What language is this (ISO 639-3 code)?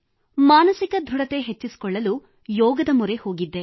kan